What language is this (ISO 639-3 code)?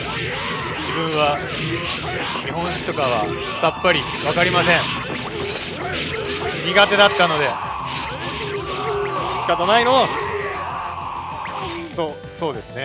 jpn